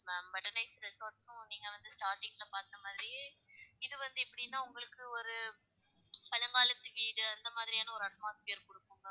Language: Tamil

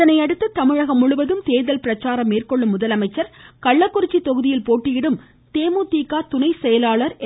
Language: Tamil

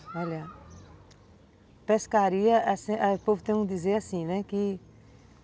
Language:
Portuguese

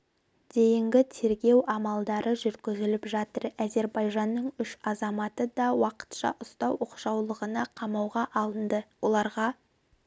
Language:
Kazakh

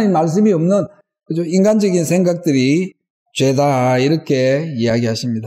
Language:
Korean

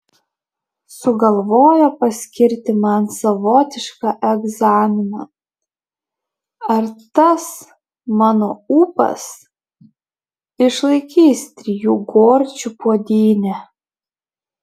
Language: Lithuanian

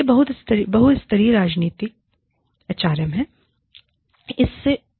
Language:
Hindi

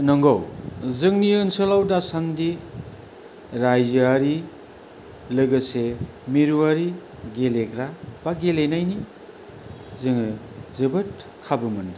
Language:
Bodo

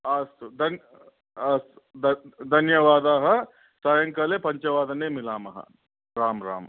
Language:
Sanskrit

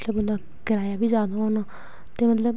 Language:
Dogri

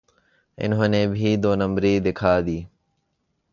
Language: Urdu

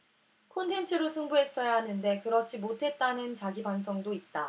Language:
Korean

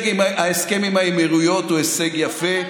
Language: Hebrew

